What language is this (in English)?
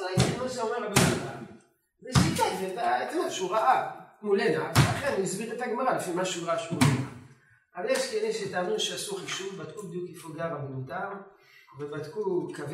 Hebrew